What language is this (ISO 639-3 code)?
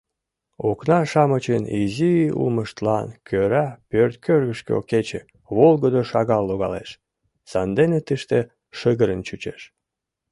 chm